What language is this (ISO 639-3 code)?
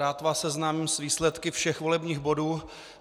ces